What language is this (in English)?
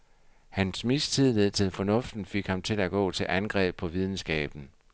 Danish